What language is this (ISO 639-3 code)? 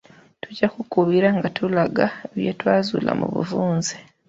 lug